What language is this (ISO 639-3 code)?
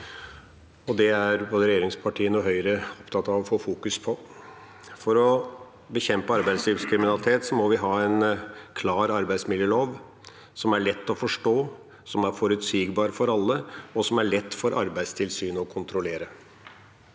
nor